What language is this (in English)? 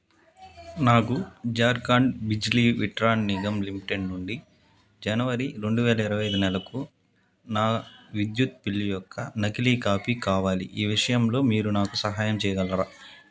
Telugu